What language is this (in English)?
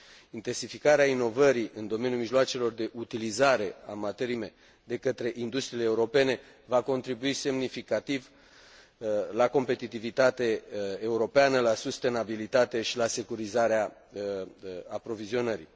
Romanian